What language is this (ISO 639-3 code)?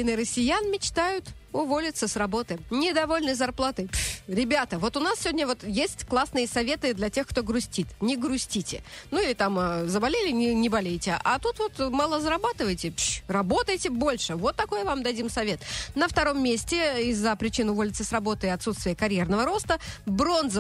rus